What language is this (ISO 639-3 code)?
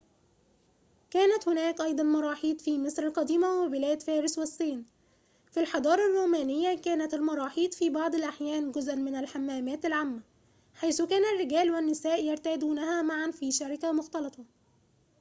ara